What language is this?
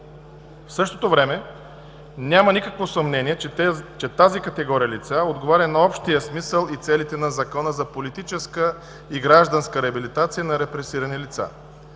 Bulgarian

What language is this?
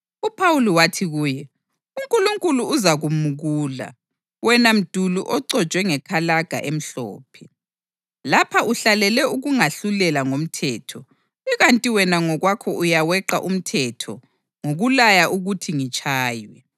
North Ndebele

